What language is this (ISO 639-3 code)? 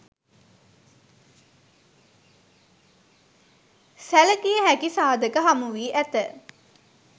sin